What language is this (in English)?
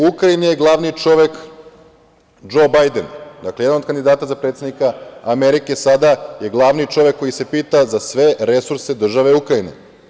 Serbian